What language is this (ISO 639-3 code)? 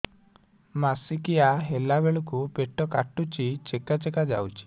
ori